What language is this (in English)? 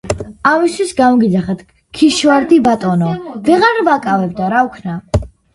Georgian